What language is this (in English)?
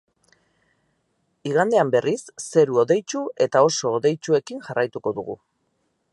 Basque